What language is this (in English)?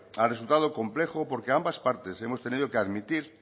Spanish